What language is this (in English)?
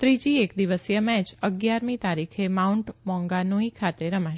Gujarati